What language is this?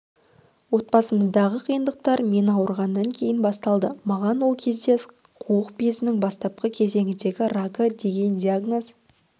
Kazakh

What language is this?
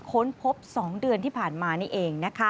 Thai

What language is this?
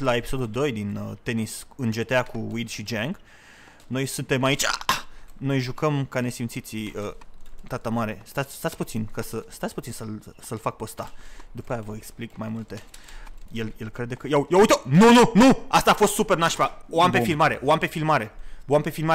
Romanian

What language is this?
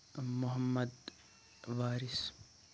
Kashmiri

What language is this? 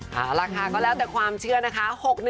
Thai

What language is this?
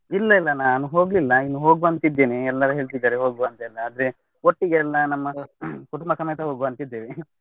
Kannada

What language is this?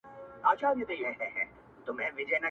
Pashto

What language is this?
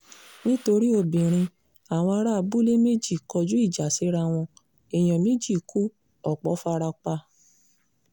Yoruba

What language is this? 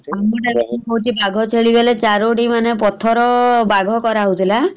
Odia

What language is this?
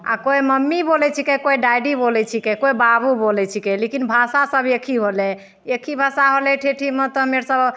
Maithili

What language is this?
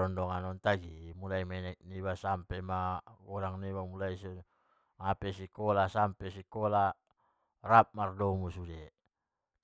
Batak Mandailing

